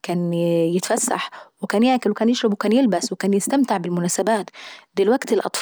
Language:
Saidi Arabic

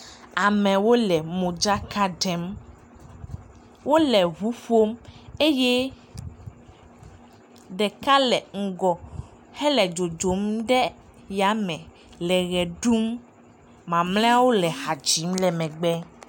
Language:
Ewe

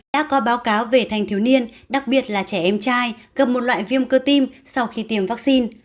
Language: Vietnamese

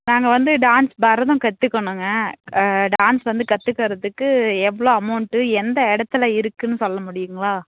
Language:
Tamil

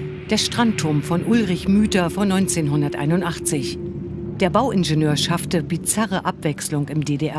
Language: German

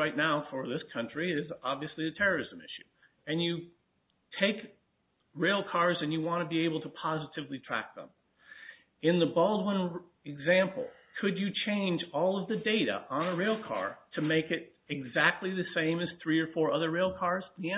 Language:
English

